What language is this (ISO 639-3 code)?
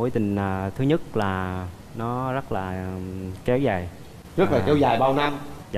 vie